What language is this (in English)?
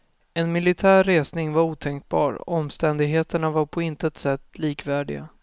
Swedish